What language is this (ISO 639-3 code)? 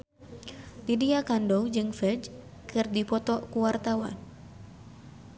sun